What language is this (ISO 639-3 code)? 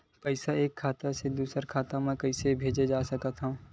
hne